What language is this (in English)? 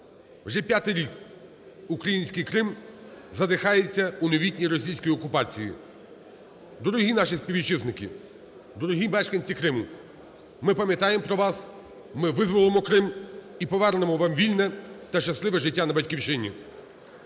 Ukrainian